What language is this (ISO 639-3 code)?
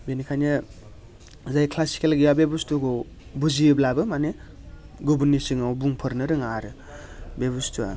brx